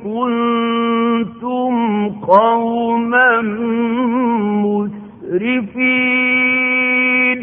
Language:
Filipino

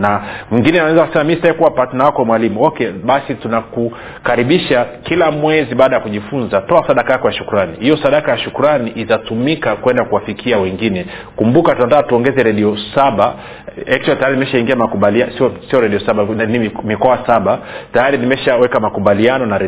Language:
Swahili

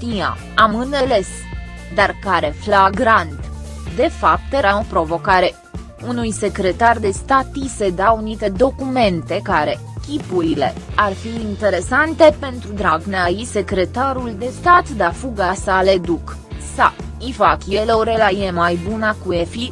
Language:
Romanian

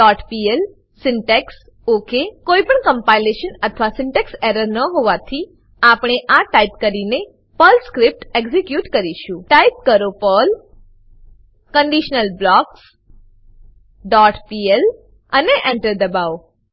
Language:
Gujarati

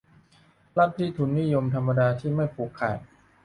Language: Thai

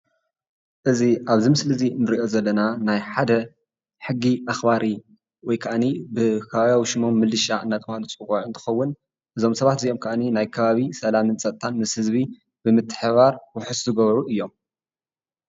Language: Tigrinya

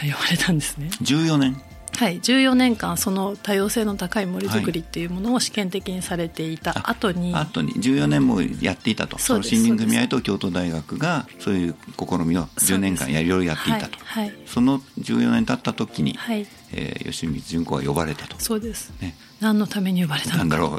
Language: Japanese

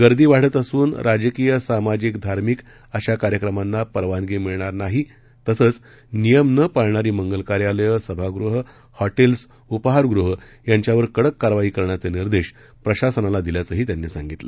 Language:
Marathi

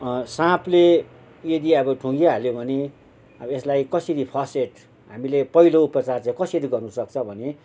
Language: Nepali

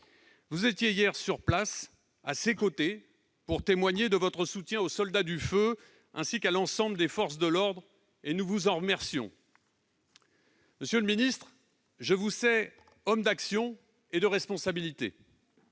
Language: French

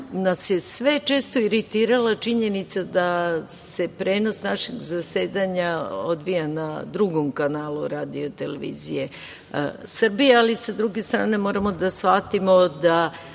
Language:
Serbian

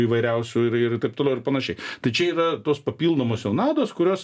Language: Lithuanian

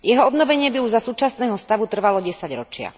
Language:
Slovak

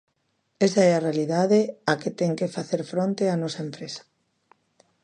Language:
Galician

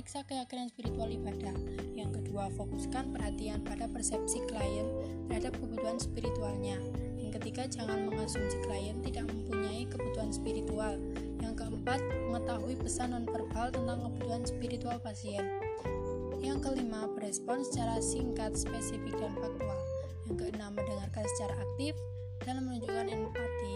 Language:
Indonesian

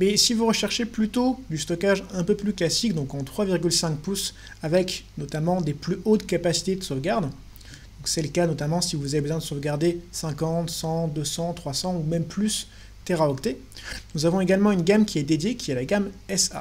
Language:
French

